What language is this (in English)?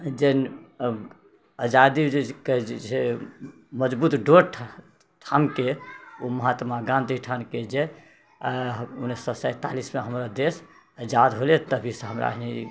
Maithili